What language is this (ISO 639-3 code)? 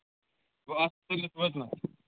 kas